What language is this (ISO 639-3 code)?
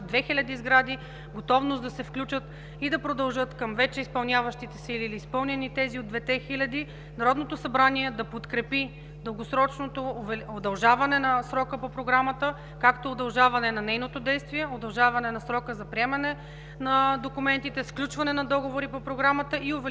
bul